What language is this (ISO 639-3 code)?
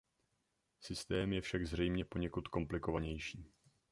ces